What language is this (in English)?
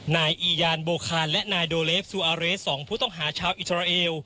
Thai